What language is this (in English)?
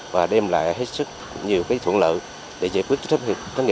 Vietnamese